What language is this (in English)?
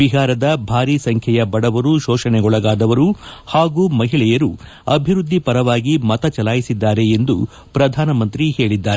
Kannada